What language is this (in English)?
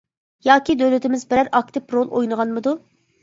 Uyghur